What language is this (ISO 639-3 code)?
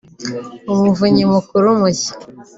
kin